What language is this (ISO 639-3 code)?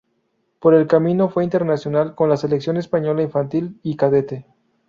spa